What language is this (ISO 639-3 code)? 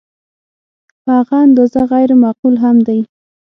pus